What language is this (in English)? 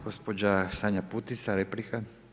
Croatian